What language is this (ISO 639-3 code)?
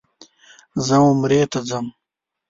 pus